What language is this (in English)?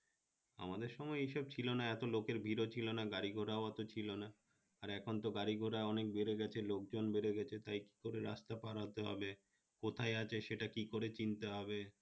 Bangla